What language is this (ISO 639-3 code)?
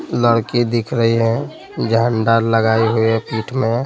hin